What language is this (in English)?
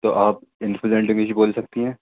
Urdu